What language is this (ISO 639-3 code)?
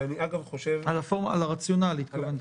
heb